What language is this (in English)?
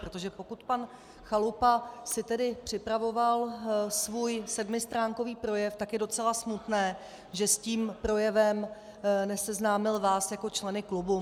Czech